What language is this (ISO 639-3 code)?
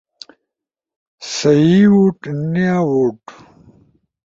ush